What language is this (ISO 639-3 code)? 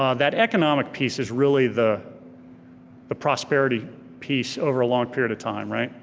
eng